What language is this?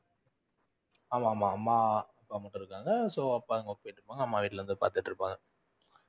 Tamil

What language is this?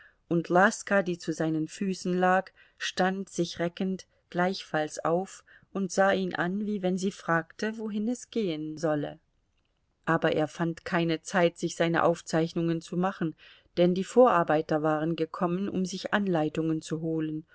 German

